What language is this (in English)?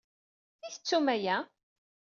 Kabyle